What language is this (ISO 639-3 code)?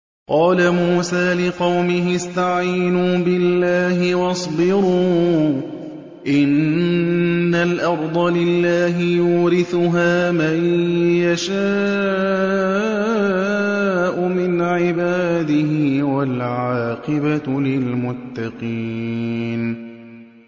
ara